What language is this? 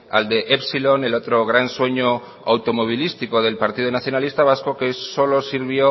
Spanish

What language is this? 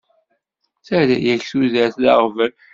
Kabyle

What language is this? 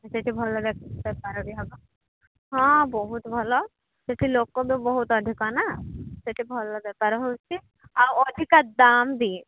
Odia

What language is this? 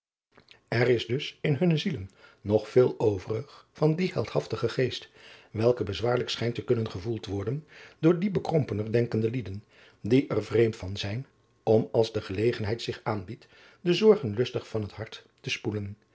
Dutch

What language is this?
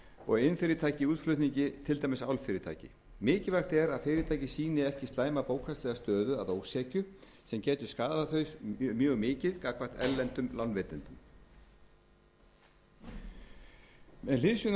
Icelandic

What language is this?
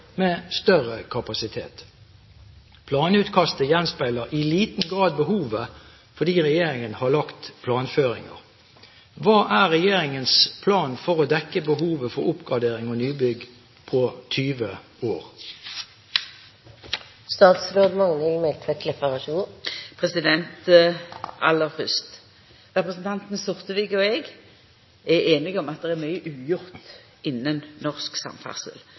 Norwegian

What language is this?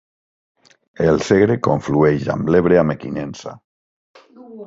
Catalan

